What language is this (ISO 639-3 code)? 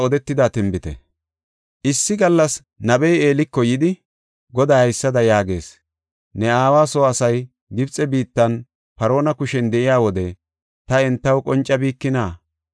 gof